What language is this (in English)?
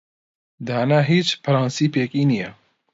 Central Kurdish